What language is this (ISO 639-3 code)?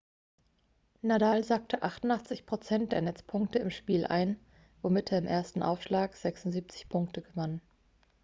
deu